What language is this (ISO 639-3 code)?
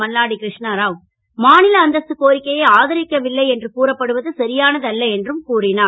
tam